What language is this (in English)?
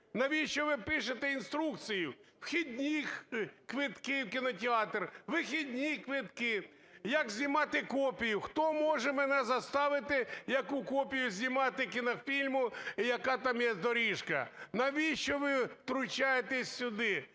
Ukrainian